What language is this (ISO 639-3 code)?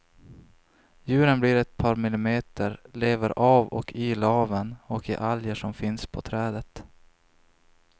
swe